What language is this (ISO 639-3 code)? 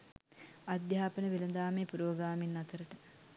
sin